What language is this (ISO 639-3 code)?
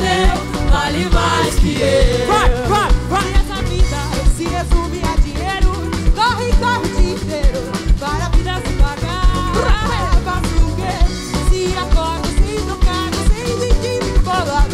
por